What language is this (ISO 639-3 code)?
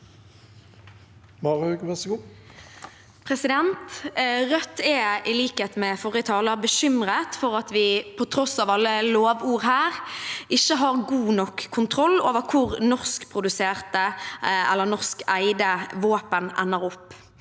nor